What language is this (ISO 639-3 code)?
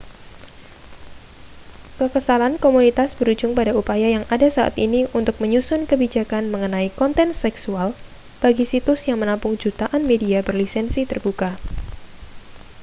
ind